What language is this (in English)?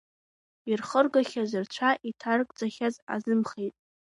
Abkhazian